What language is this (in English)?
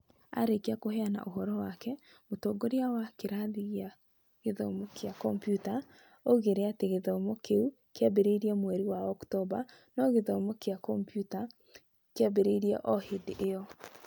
Kikuyu